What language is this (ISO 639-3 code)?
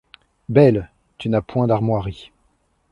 fra